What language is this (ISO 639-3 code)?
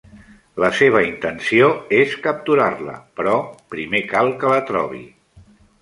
cat